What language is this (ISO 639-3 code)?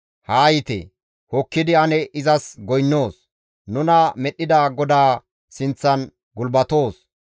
gmv